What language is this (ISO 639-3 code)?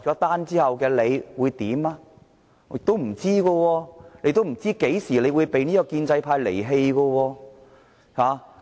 yue